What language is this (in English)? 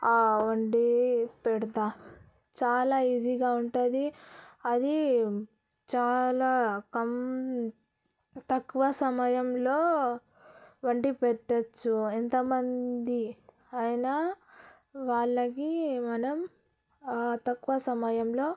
Telugu